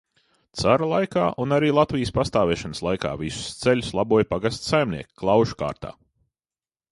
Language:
Latvian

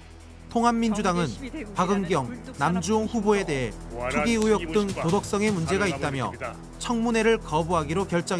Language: Korean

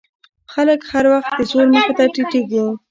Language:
Pashto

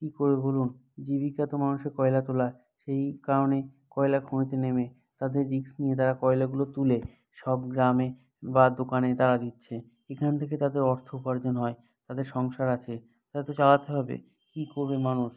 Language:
Bangla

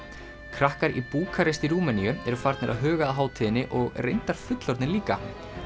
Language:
Icelandic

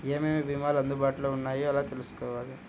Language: Telugu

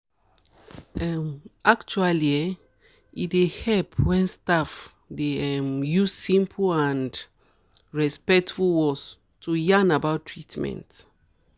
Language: Nigerian Pidgin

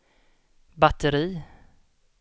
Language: Swedish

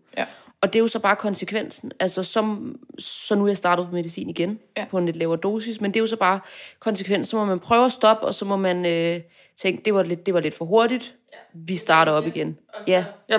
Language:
Danish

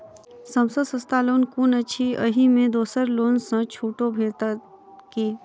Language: Maithili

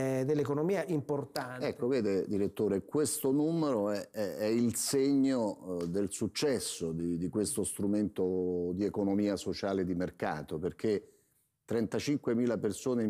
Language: Italian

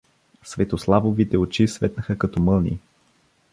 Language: Bulgarian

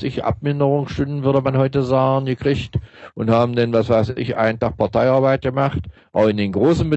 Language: German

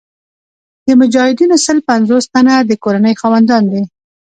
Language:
Pashto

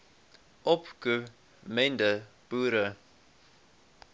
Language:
Afrikaans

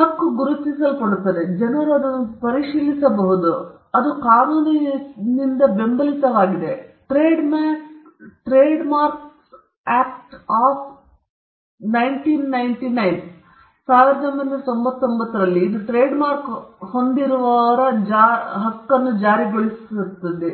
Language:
Kannada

